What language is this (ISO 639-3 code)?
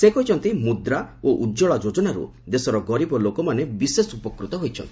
ori